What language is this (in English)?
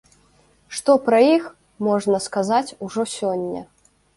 Belarusian